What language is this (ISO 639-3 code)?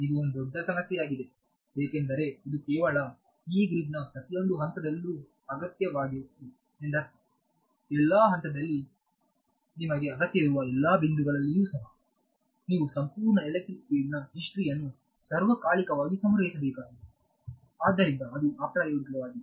kan